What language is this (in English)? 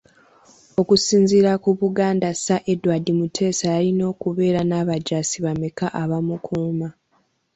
Ganda